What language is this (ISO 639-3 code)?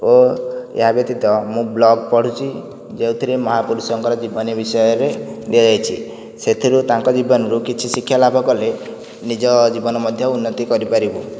ori